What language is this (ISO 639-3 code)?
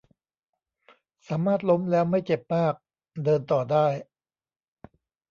tha